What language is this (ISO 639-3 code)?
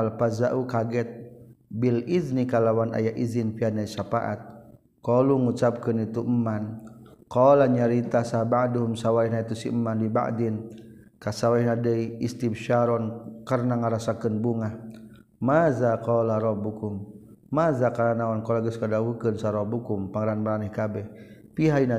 msa